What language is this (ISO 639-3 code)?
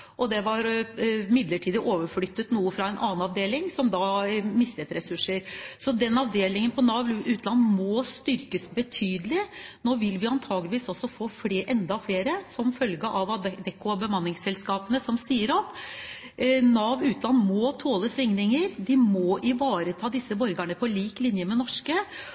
nob